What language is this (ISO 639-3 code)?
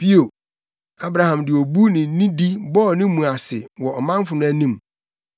aka